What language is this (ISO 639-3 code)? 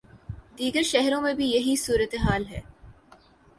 urd